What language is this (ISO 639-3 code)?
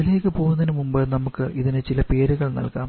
mal